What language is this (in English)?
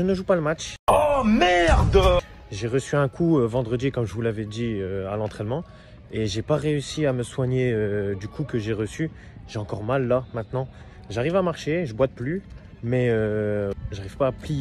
French